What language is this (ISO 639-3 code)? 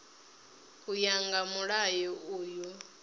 ven